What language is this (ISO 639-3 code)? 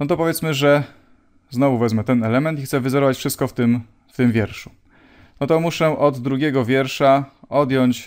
pol